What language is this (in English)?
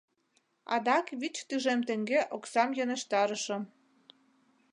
Mari